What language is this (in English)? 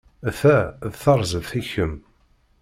Kabyle